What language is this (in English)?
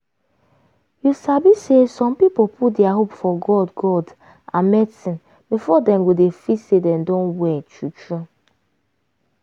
Nigerian Pidgin